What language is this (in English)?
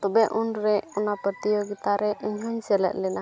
Santali